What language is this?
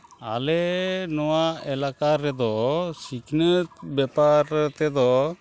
Santali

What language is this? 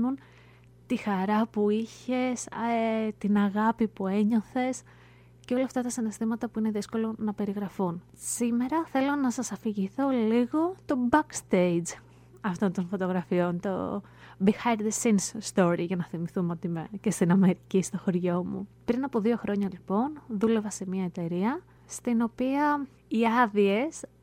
Greek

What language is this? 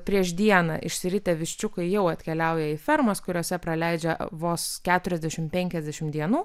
Lithuanian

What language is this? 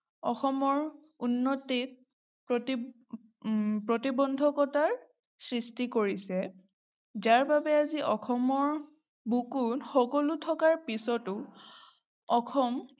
Assamese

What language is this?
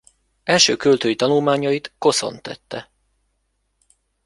Hungarian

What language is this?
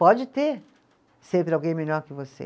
Portuguese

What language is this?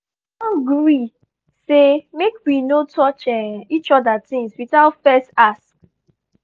Nigerian Pidgin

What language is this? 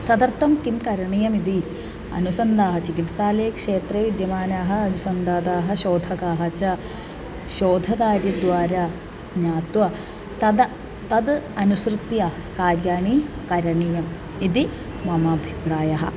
Sanskrit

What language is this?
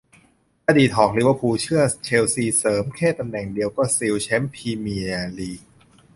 Thai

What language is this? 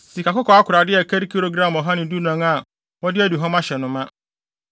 Akan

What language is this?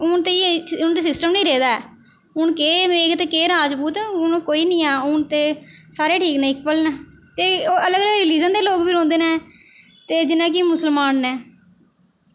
Dogri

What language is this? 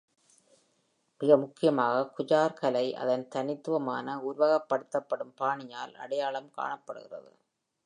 Tamil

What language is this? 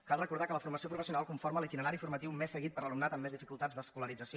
Catalan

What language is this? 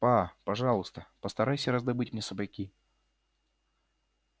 Russian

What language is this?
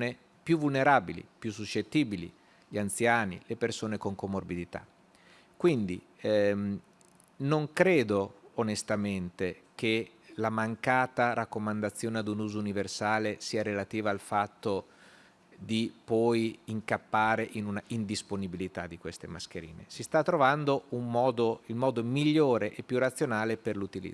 Italian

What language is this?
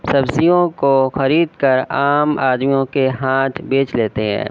Urdu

